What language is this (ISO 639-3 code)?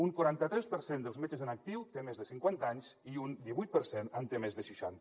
cat